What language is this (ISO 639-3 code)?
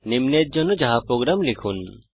ben